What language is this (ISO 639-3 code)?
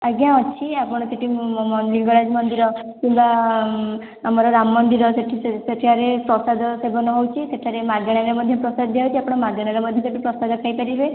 ori